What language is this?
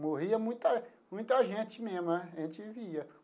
Portuguese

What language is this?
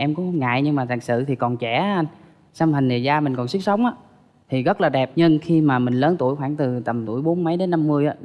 Vietnamese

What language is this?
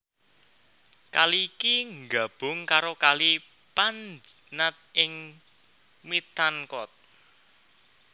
Javanese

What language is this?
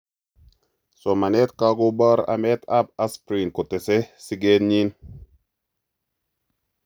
Kalenjin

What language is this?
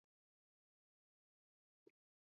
Swahili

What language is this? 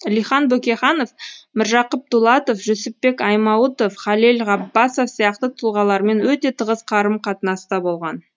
Kazakh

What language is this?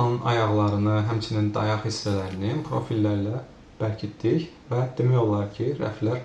Turkish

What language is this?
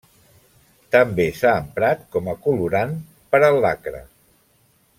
Catalan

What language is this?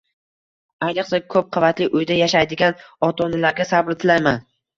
Uzbek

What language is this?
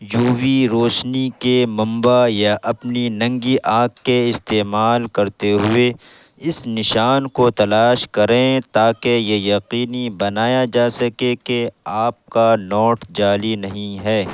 Urdu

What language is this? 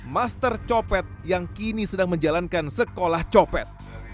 Indonesian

